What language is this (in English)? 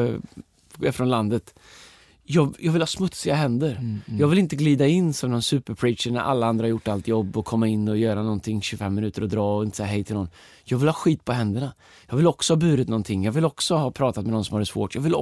Swedish